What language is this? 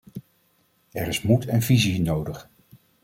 Dutch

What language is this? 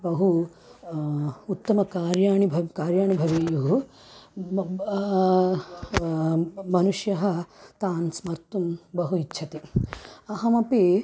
Sanskrit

